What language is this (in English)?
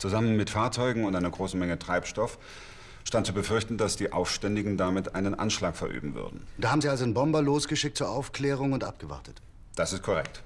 German